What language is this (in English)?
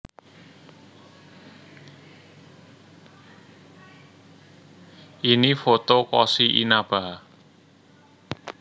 Javanese